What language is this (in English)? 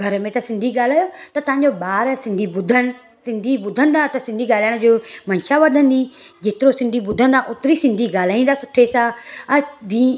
Sindhi